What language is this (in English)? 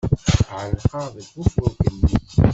Kabyle